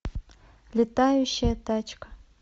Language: Russian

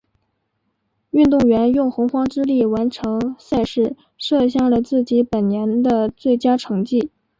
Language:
Chinese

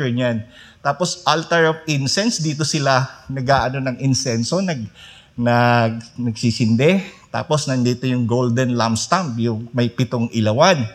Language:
Filipino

